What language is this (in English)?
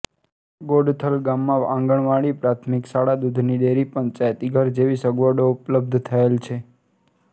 Gujarati